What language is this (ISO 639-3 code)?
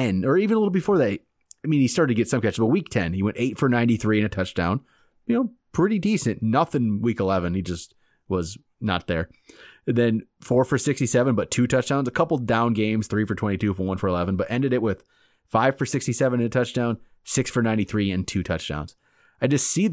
eng